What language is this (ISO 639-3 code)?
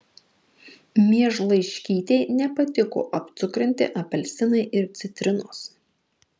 lit